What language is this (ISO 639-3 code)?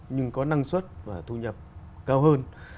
vie